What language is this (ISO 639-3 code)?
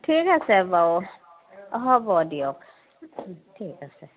asm